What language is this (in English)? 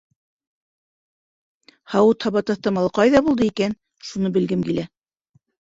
Bashkir